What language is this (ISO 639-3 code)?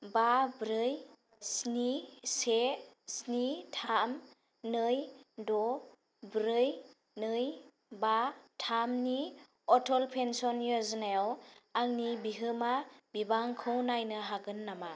brx